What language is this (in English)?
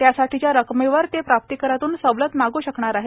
Marathi